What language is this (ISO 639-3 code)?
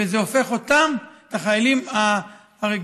heb